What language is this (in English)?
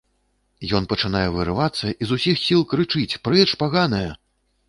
Belarusian